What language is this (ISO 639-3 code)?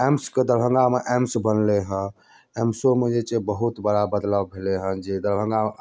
mai